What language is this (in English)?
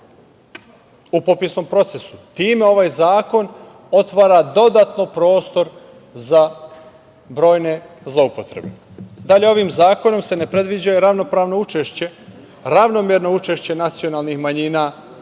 Serbian